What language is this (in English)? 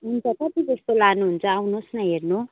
Nepali